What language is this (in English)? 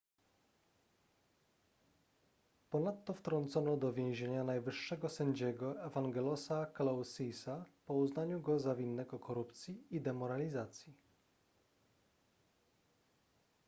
Polish